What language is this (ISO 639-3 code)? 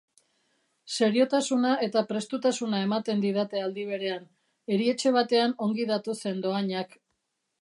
eus